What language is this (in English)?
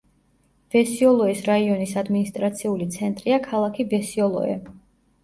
Georgian